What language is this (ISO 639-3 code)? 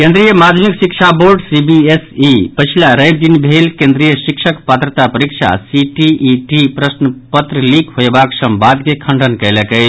mai